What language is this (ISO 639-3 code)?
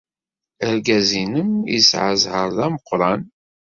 kab